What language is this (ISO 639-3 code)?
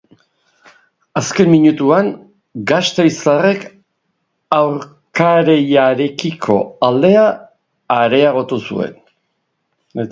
eus